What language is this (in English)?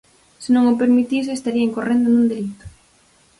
Galician